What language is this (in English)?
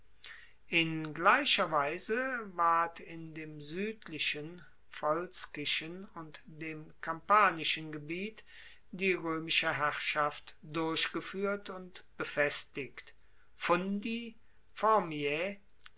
German